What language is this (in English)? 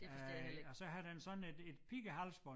Danish